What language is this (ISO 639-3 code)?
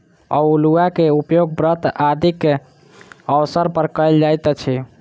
mai